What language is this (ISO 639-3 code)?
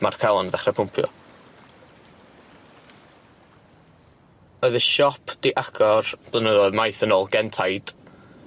cym